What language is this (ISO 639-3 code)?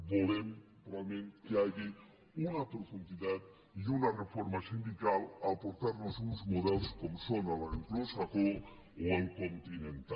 cat